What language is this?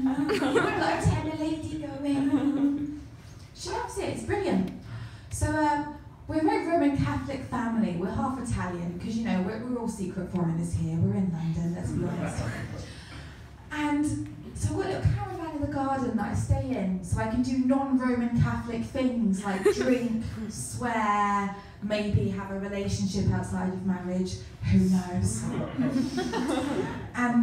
English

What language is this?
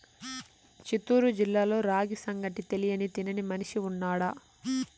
Telugu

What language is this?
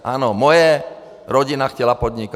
Czech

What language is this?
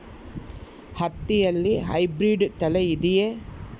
Kannada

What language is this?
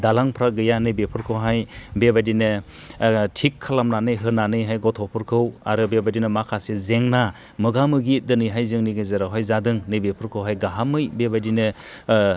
Bodo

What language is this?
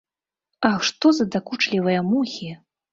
Belarusian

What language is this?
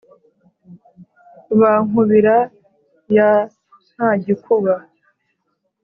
Kinyarwanda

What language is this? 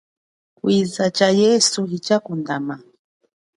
Chokwe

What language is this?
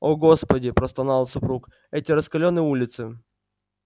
Russian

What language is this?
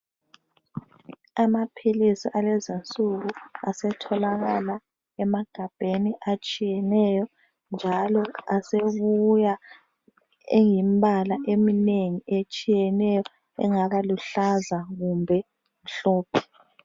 North Ndebele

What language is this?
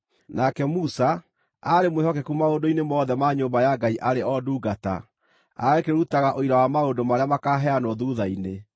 Kikuyu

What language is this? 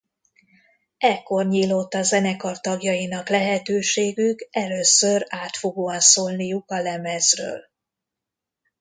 Hungarian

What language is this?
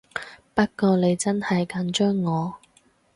Cantonese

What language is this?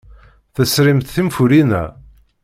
Kabyle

